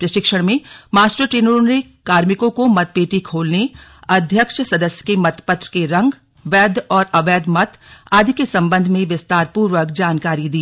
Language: Hindi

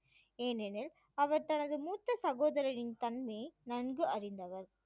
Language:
Tamil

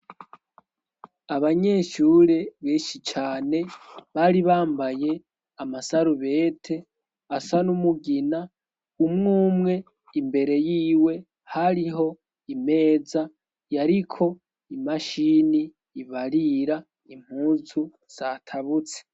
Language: Rundi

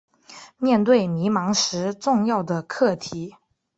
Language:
Chinese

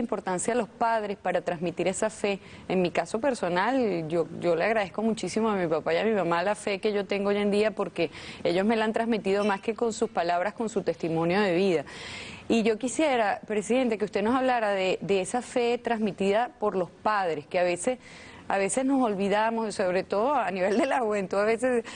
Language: Spanish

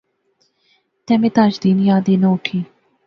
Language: Pahari-Potwari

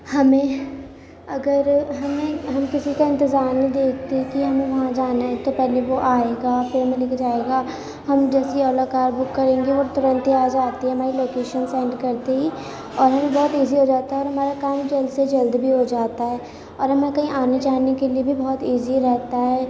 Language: Urdu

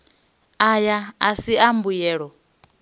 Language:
Venda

